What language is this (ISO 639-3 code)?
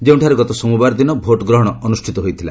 ori